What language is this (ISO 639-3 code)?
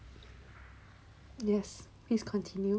eng